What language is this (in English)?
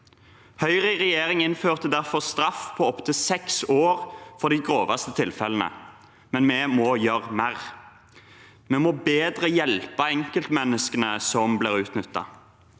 Norwegian